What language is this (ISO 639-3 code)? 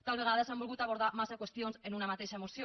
cat